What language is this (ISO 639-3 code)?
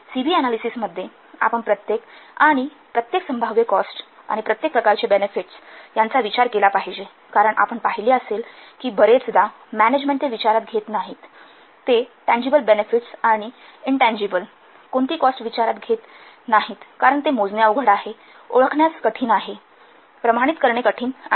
mar